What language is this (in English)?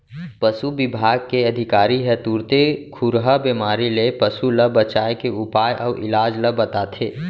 Chhattisgarhi